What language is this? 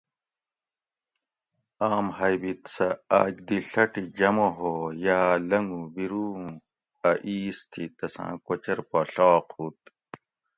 Gawri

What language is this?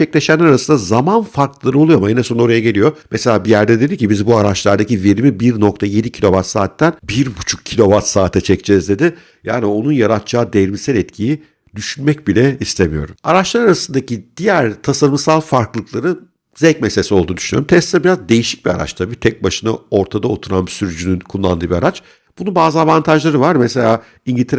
Turkish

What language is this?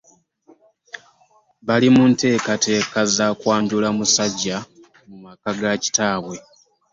Ganda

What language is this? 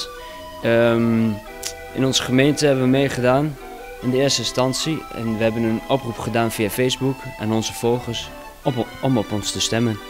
Dutch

